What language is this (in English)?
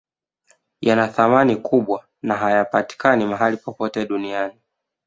Swahili